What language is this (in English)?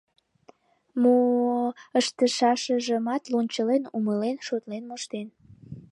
Mari